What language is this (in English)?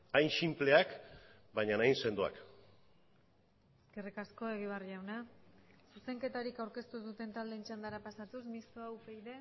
Basque